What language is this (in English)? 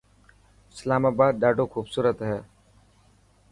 Dhatki